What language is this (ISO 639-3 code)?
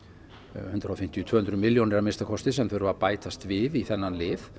isl